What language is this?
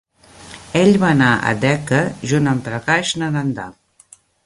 Catalan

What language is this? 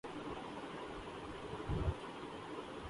Urdu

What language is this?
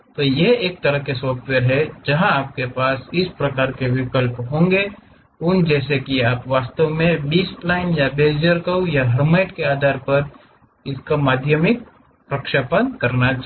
Hindi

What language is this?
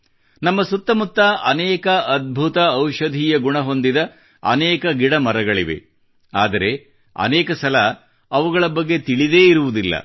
Kannada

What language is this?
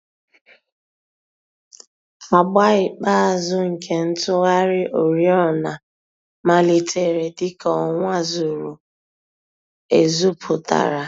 Igbo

